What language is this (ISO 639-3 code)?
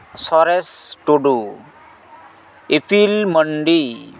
sat